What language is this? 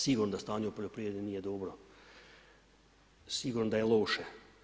Croatian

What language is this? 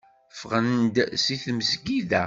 Kabyle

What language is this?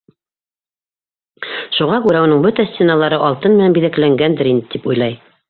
Bashkir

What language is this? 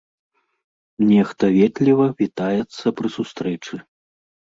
Belarusian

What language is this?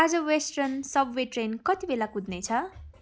Nepali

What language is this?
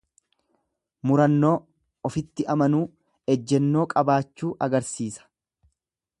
Oromo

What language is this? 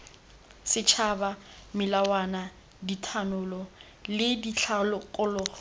Tswana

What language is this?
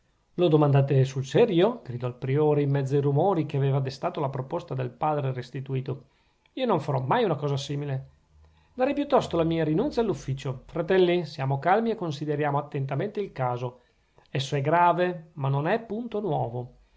Italian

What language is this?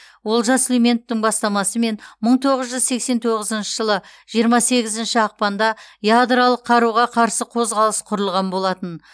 Kazakh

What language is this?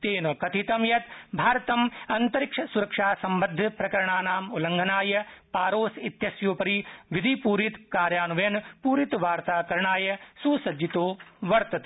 Sanskrit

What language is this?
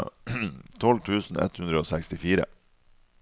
Norwegian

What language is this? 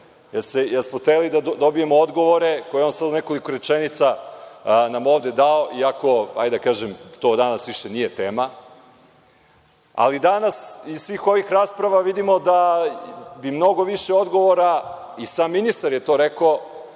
Serbian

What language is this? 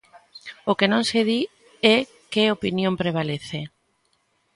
Galician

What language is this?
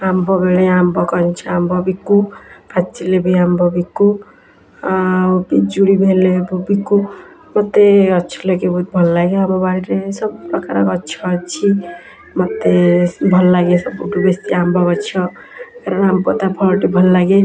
Odia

